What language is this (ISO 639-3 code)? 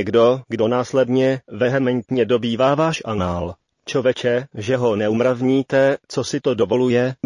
ces